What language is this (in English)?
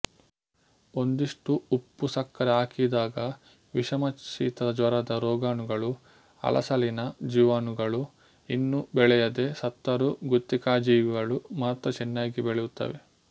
Kannada